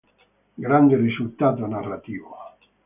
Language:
Italian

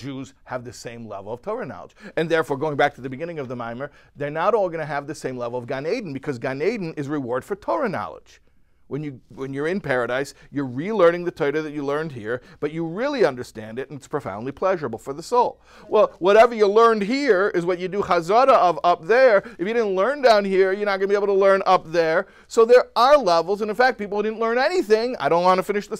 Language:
English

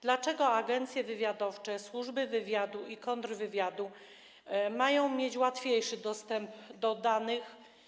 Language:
Polish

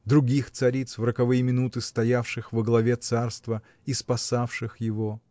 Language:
Russian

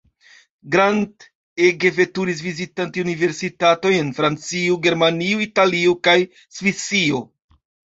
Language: Esperanto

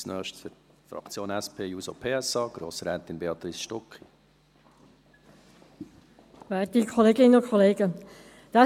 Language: Swiss German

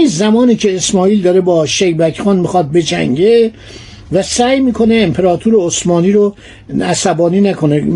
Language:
Persian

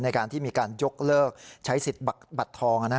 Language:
Thai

